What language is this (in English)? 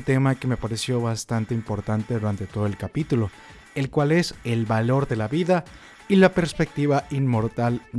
Spanish